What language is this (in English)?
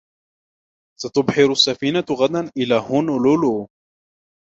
Arabic